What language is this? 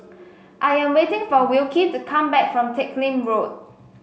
English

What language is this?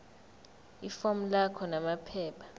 Zulu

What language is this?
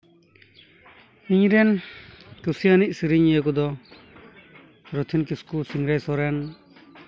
Santali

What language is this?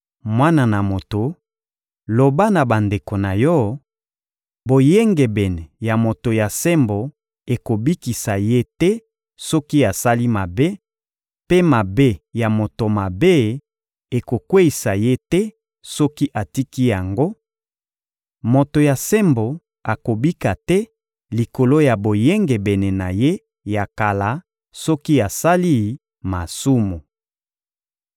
Lingala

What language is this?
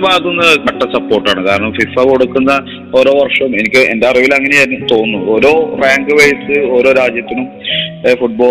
Malayalam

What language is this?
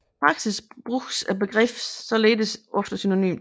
Danish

